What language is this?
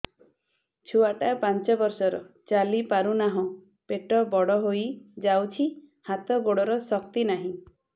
Odia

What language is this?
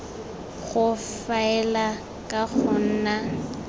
Tswana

